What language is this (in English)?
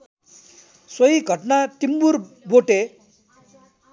Nepali